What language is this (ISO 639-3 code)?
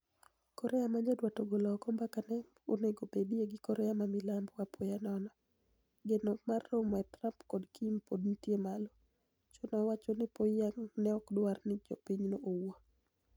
luo